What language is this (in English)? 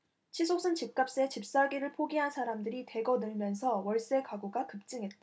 Korean